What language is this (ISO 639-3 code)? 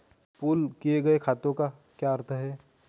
hin